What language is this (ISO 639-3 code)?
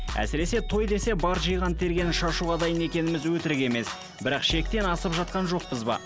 kaz